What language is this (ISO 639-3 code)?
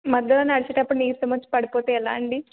tel